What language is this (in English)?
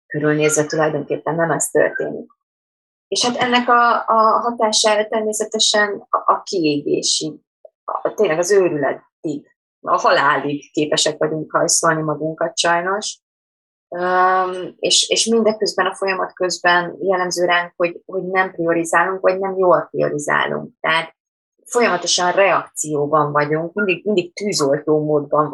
Hungarian